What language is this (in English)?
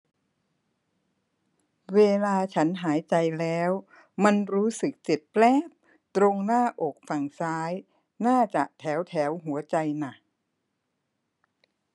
Thai